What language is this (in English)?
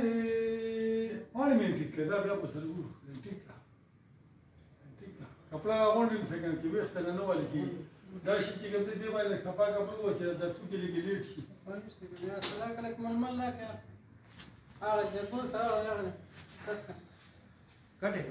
Turkish